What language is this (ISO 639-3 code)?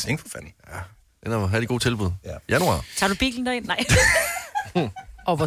dan